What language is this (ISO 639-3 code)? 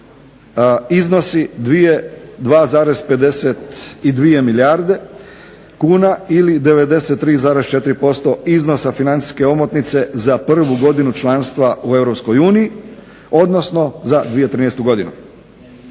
hrv